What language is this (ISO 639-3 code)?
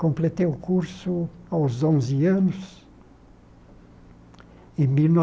por